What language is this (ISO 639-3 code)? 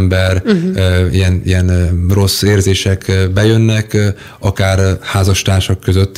hun